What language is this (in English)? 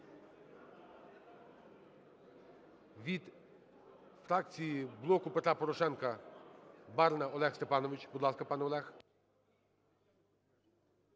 Ukrainian